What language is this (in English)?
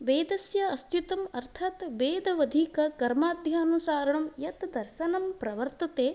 Sanskrit